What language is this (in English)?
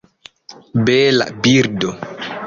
Esperanto